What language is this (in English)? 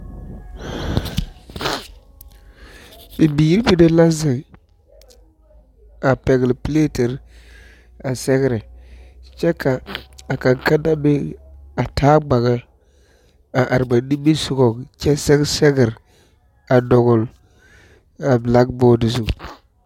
Southern Dagaare